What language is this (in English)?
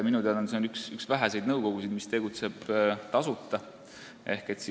Estonian